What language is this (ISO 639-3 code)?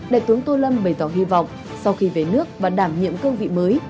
vie